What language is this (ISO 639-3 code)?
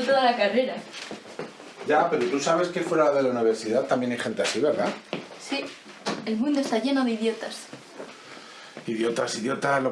spa